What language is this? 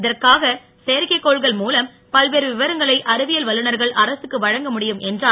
Tamil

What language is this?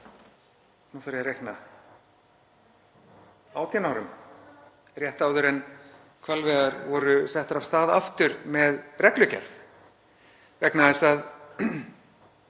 Icelandic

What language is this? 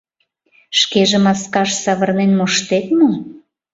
Mari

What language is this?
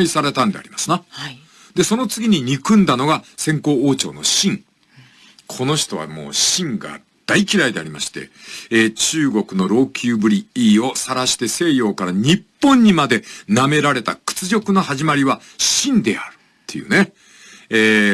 Japanese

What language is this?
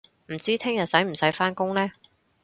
Cantonese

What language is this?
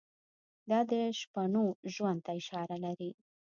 Pashto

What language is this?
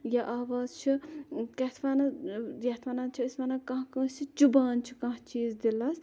Kashmiri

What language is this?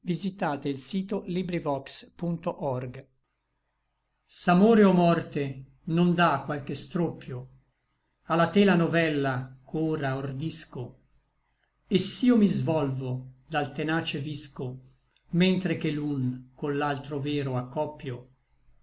Italian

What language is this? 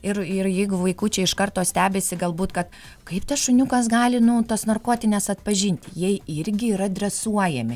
Lithuanian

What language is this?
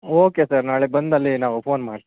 Kannada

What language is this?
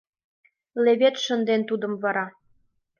Mari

